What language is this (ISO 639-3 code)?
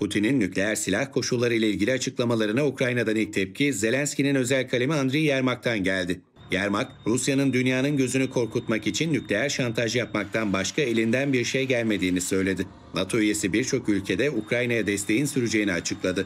tur